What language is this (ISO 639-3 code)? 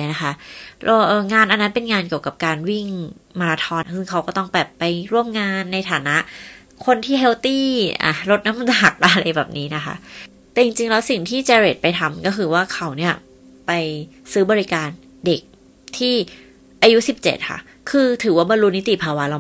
tha